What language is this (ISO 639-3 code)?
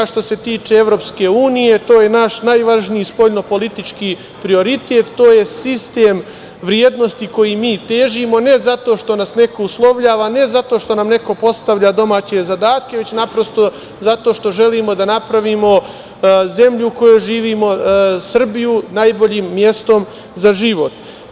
srp